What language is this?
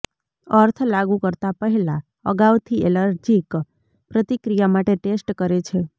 Gujarati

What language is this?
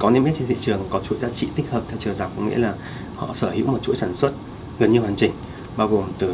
Vietnamese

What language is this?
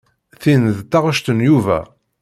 Kabyle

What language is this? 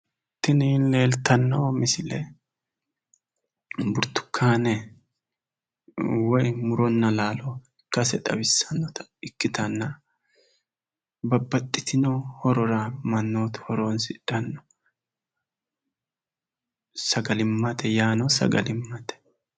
Sidamo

